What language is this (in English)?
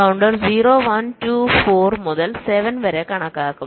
Malayalam